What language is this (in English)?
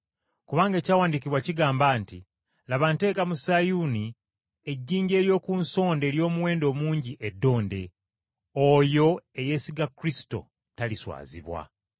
Ganda